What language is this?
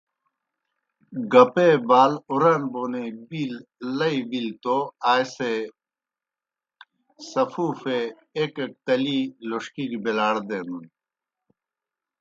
Kohistani Shina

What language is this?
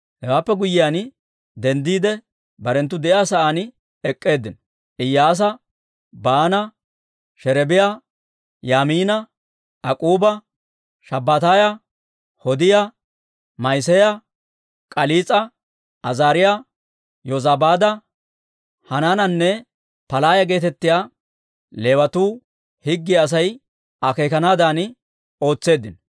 Dawro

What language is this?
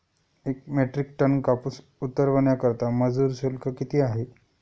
Marathi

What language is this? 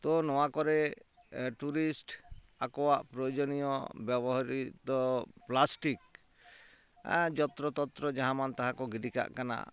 Santali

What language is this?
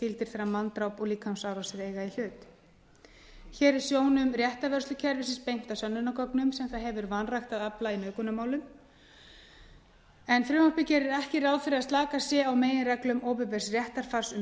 Icelandic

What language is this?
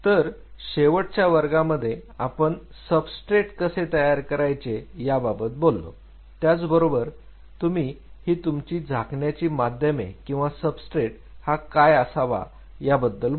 Marathi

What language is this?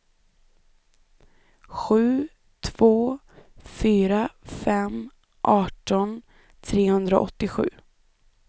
Swedish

